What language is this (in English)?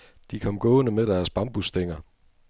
Danish